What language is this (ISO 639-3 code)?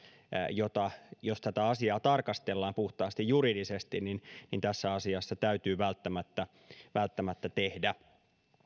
fin